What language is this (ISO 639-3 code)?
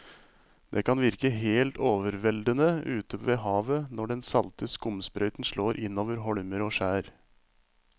nor